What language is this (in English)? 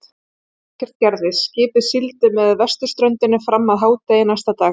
Icelandic